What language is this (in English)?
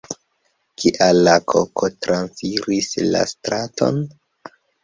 Esperanto